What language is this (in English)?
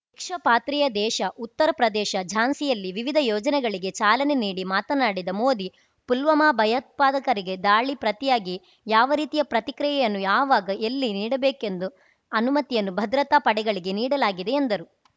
Kannada